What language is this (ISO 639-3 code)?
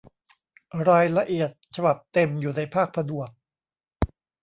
tha